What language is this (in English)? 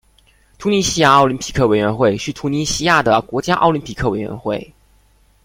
Chinese